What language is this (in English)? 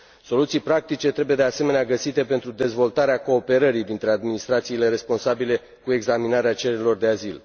Romanian